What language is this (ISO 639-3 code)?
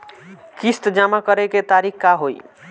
bho